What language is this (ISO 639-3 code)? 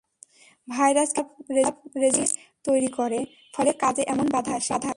ben